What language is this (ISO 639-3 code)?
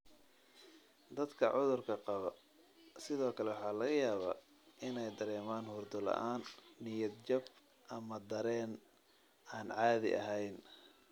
som